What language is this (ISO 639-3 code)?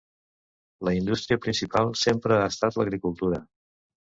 cat